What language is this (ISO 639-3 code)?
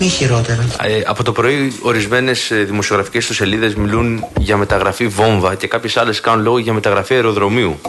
ell